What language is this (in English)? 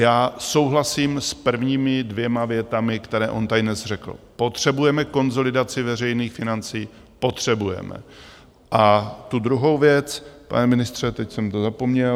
Czech